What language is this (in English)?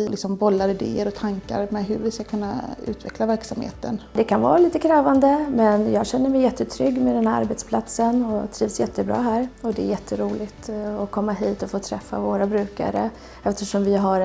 Swedish